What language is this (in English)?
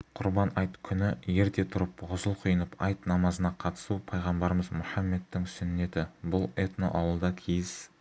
Kazakh